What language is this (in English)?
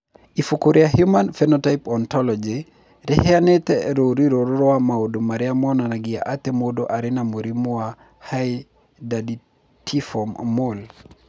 Kikuyu